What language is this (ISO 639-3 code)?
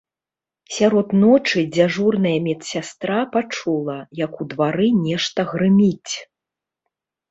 bel